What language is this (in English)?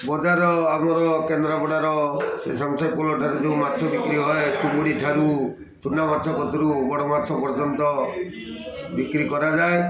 Odia